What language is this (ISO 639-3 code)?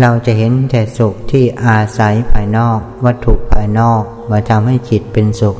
tha